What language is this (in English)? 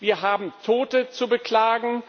German